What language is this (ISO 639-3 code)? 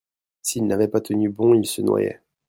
fra